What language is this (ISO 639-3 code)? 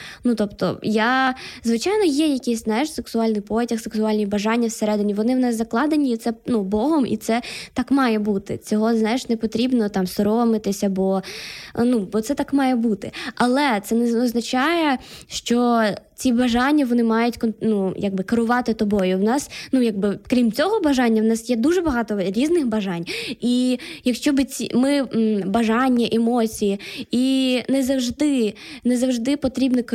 ukr